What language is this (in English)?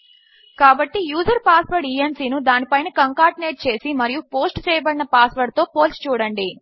Telugu